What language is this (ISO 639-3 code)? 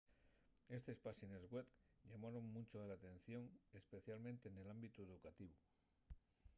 ast